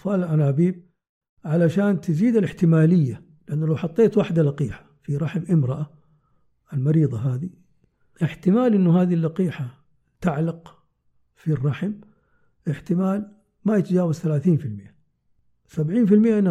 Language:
Arabic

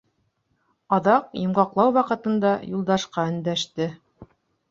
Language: Bashkir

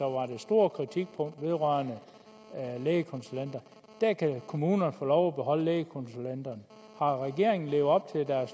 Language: Danish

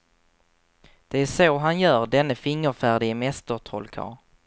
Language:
Swedish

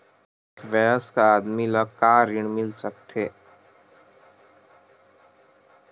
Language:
Chhattisgarhi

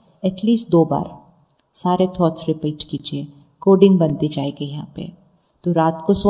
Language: Hindi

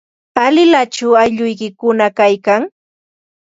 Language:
Ambo-Pasco Quechua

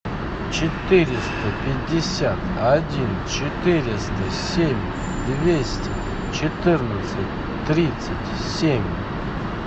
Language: Russian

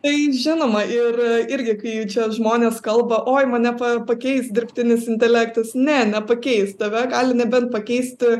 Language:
Lithuanian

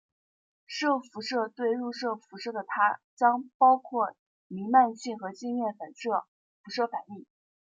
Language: Chinese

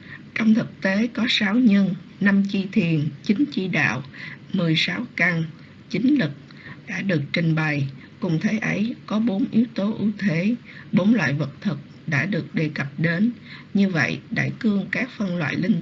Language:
Vietnamese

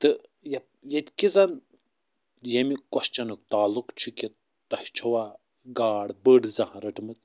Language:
Kashmiri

